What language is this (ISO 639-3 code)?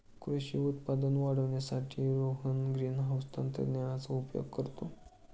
mar